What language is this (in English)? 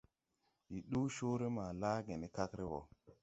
Tupuri